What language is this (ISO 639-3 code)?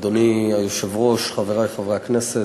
heb